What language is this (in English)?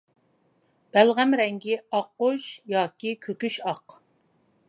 Uyghur